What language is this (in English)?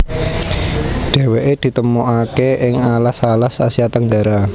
Javanese